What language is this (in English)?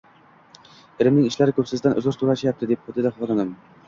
Uzbek